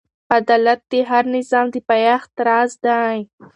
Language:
Pashto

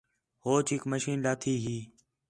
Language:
Khetrani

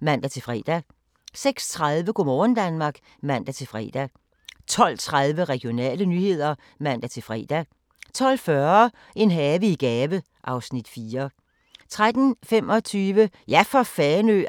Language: Danish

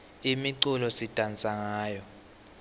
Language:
Swati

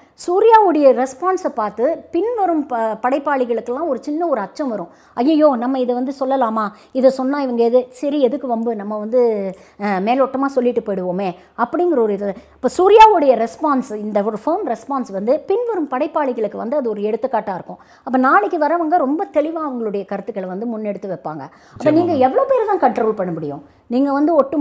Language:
Tamil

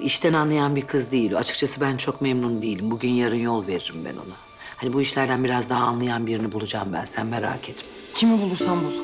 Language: Turkish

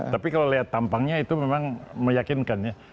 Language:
Indonesian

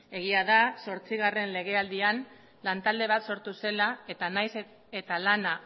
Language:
Basque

